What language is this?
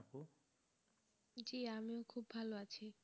Bangla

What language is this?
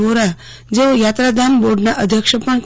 Gujarati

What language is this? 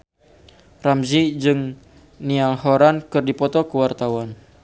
Sundanese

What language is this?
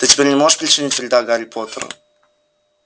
Russian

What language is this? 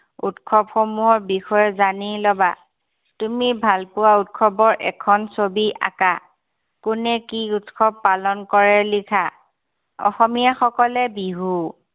Assamese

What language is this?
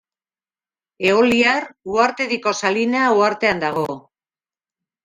Basque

